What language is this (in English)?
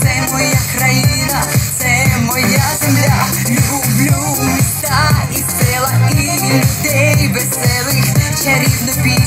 Ukrainian